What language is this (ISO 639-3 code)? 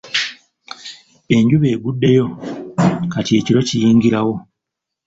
lug